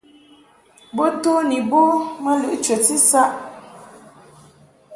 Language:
Mungaka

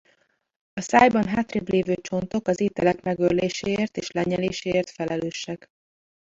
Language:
Hungarian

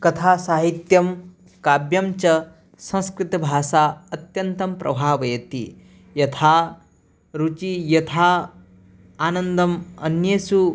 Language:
Sanskrit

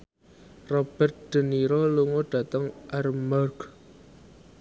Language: Javanese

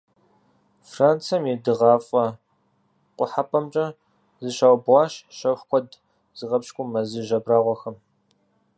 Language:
Kabardian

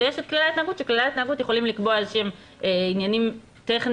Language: Hebrew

